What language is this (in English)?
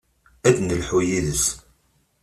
Kabyle